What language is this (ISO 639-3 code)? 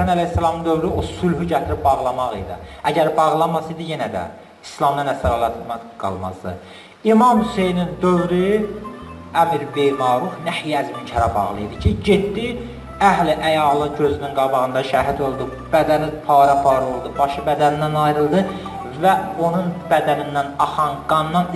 tur